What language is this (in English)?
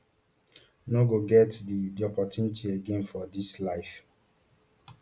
Nigerian Pidgin